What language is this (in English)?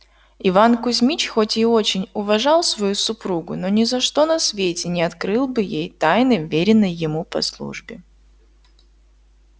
Russian